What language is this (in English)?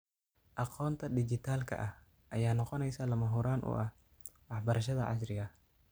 Somali